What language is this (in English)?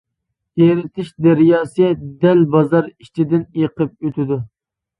Uyghur